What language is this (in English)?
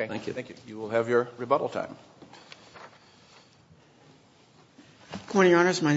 English